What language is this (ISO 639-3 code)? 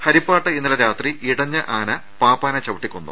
mal